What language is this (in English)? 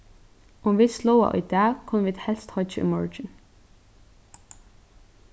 Faroese